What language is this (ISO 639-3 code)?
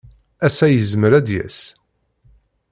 kab